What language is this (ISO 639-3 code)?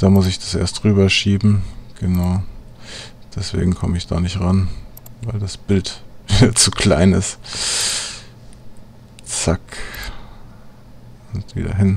deu